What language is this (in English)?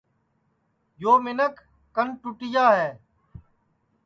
Sansi